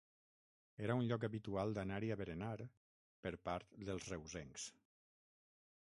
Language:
Catalan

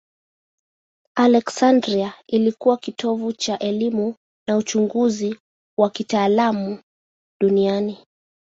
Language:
Swahili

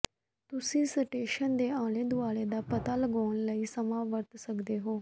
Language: Punjabi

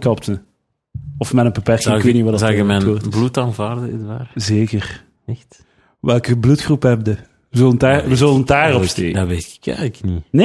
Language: Dutch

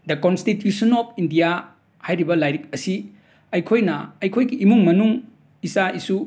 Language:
Manipuri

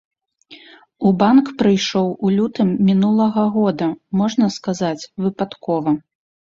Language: Belarusian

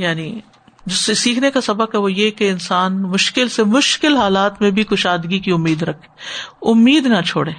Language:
Urdu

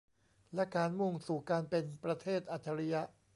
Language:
Thai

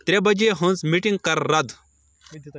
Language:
Kashmiri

